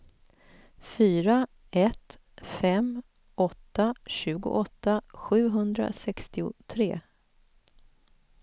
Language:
Swedish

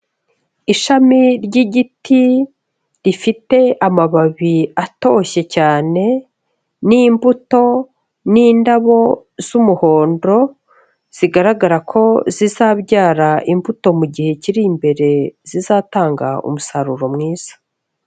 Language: Kinyarwanda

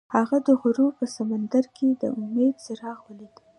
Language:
Pashto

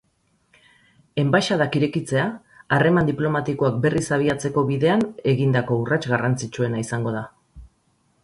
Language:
Basque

